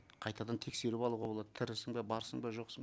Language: Kazakh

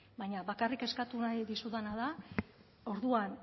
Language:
Basque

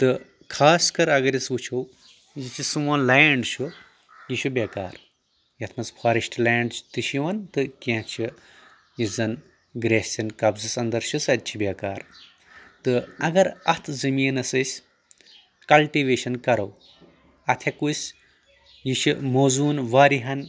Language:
Kashmiri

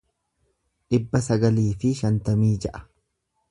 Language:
Oromo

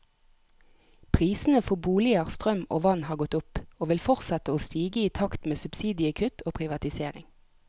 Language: Norwegian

